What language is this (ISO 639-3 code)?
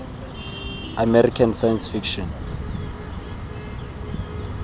tsn